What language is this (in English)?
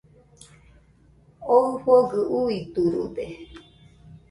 Nüpode Huitoto